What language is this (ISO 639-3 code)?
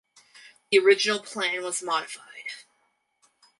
eng